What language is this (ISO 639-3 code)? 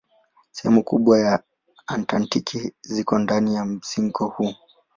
swa